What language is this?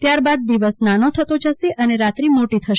Gujarati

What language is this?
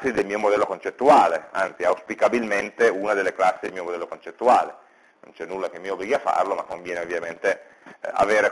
Italian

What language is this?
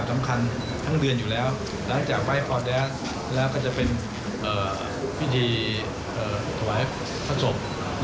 Thai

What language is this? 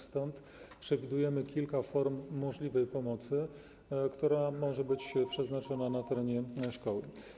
Polish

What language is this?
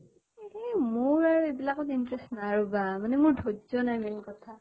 Assamese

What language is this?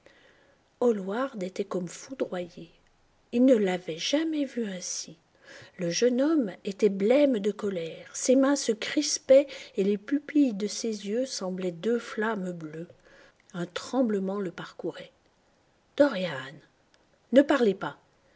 French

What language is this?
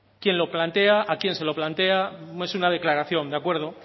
Spanish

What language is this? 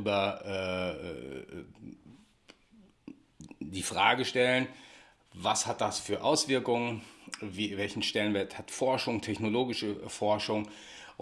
German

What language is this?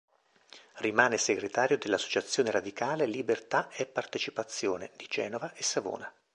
Italian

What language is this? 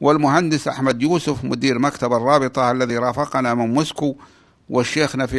Arabic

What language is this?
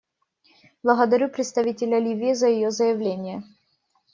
Russian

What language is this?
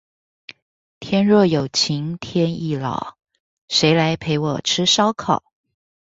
Chinese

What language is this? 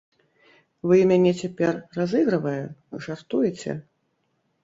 Belarusian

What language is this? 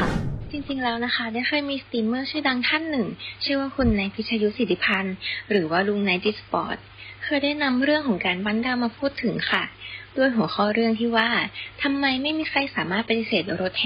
Thai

